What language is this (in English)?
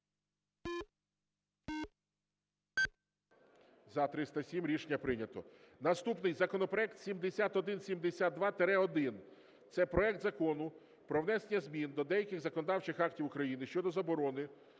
Ukrainian